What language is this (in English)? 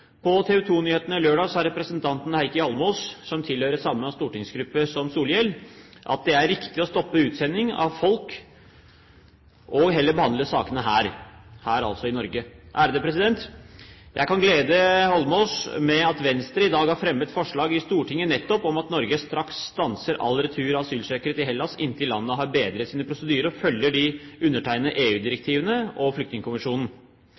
Norwegian Bokmål